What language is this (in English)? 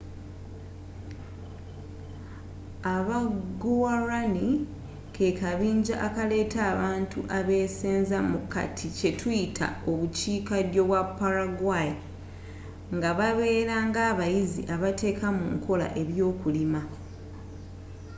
Ganda